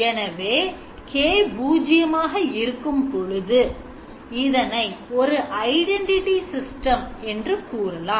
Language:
Tamil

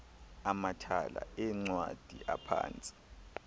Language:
Xhosa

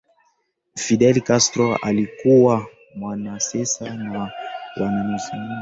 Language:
Swahili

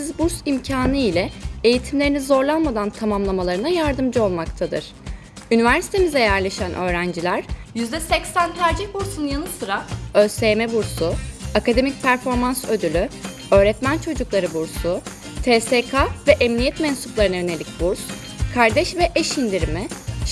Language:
Turkish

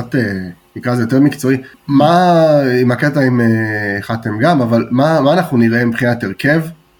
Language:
Hebrew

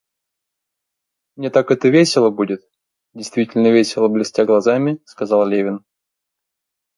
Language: Russian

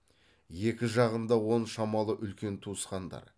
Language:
Kazakh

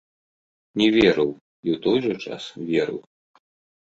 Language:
Belarusian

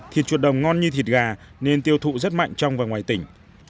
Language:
Vietnamese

